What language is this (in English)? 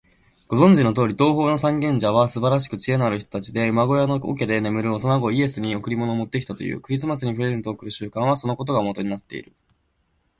Japanese